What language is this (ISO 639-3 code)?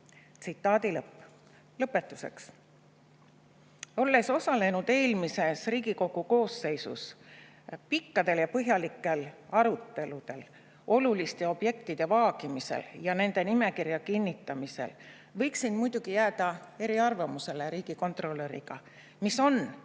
est